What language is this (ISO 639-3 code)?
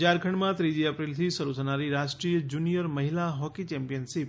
guj